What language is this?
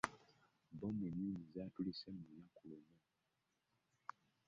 Ganda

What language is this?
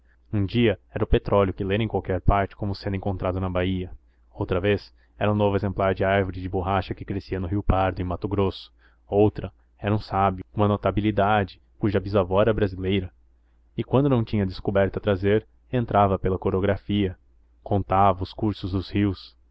Portuguese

